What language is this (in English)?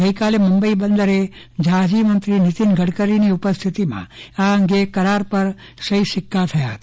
Gujarati